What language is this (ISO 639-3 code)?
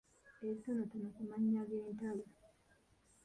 lug